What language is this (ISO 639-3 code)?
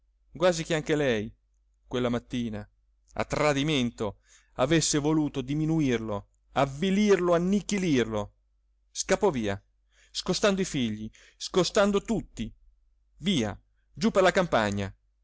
ita